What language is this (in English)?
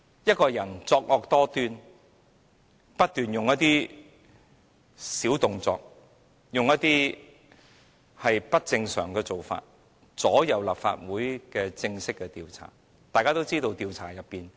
Cantonese